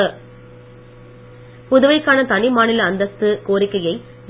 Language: Tamil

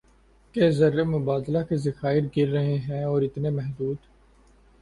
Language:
Urdu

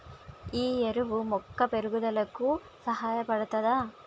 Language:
Telugu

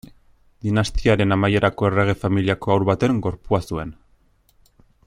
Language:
Basque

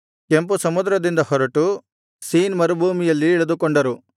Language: Kannada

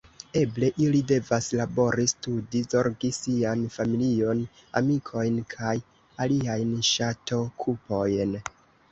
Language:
Esperanto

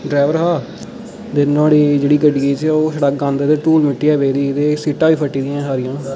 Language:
Dogri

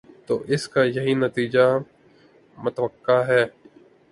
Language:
Urdu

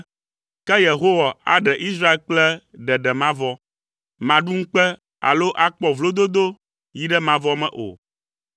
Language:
Ewe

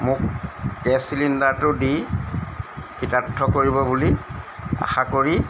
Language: Assamese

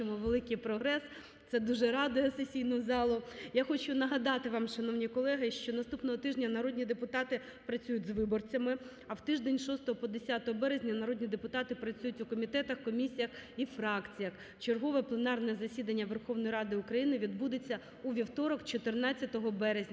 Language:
Ukrainian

